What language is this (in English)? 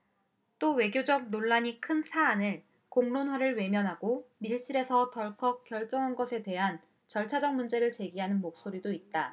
Korean